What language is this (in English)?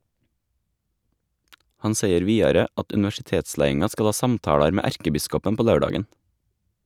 Norwegian